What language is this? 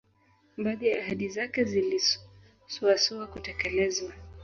Swahili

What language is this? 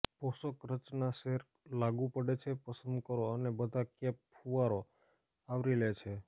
Gujarati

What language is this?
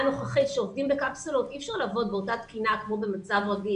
Hebrew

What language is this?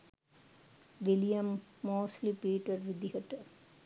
Sinhala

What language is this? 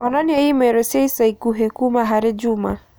Kikuyu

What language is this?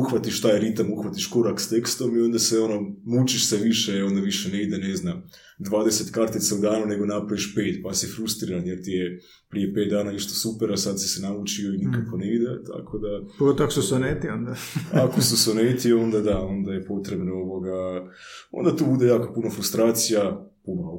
Croatian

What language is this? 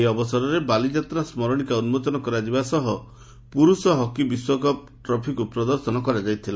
Odia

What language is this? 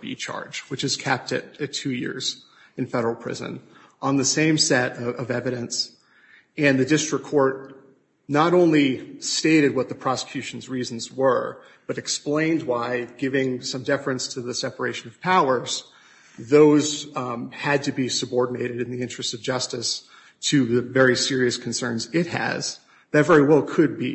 English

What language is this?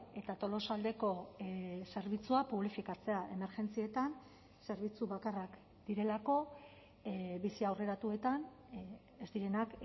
Basque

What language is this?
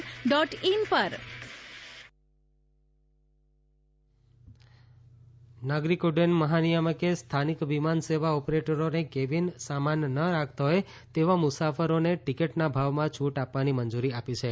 Gujarati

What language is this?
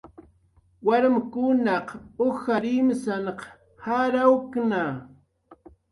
Jaqaru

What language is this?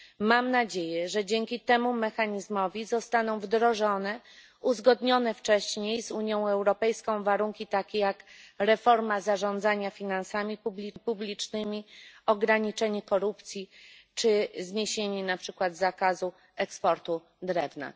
Polish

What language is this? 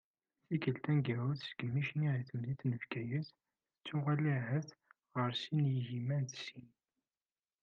Kabyle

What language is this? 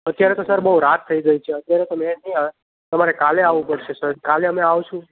Gujarati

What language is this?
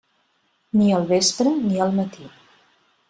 Catalan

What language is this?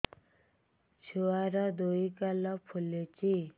Odia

